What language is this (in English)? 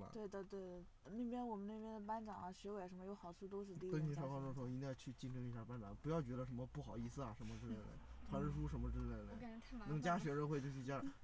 Chinese